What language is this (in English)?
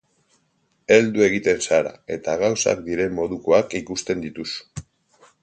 Basque